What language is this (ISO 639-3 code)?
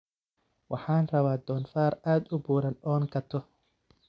som